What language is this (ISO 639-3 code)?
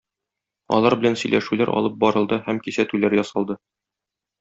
tat